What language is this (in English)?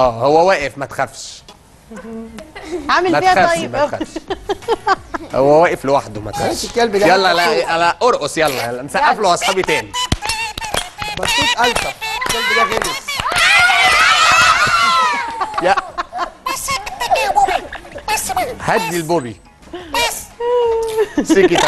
Arabic